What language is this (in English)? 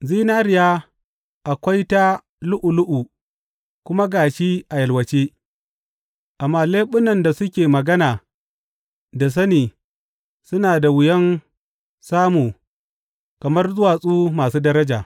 Hausa